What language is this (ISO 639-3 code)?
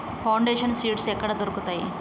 tel